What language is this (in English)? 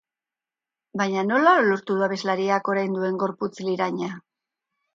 Basque